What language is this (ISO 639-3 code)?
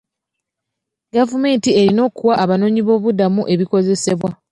lug